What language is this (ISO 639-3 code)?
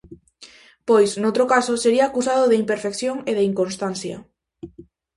glg